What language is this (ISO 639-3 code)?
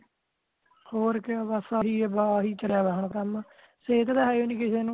pan